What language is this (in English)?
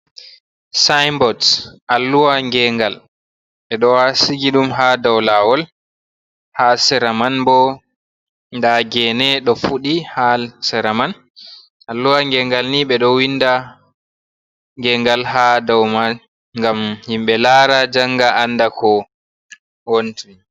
Fula